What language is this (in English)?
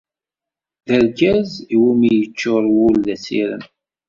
Kabyle